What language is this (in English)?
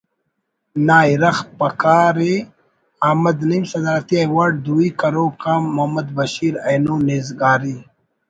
Brahui